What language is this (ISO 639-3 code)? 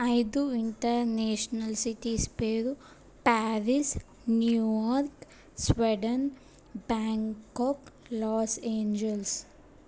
tel